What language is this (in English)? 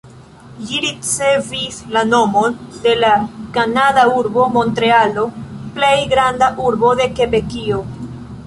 Esperanto